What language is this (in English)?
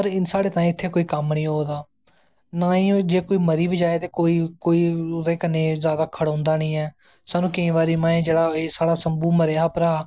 Dogri